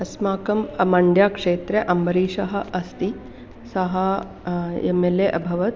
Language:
Sanskrit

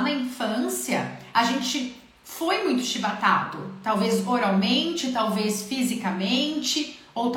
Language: Portuguese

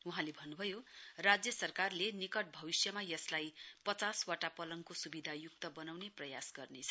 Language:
Nepali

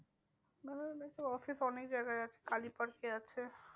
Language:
Bangla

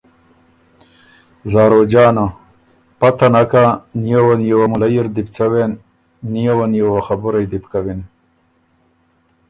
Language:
Ormuri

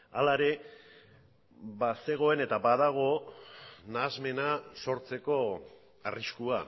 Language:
Basque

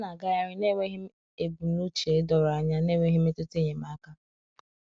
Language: Igbo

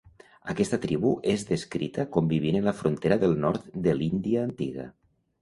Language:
Catalan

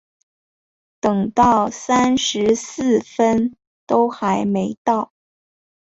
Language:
Chinese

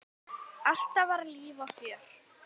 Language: Icelandic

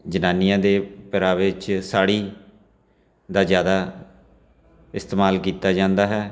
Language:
Punjabi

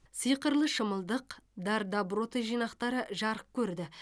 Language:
Kazakh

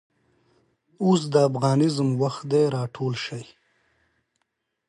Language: Pashto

